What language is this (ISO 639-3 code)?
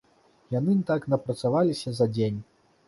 bel